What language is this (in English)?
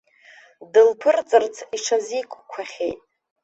Abkhazian